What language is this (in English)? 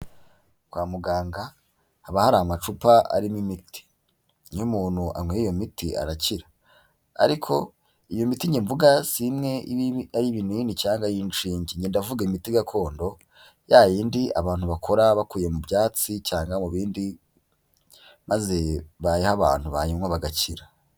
Kinyarwanda